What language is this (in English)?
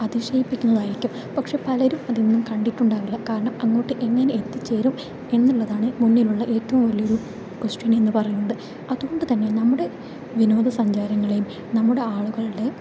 Malayalam